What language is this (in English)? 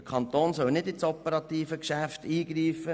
Swiss German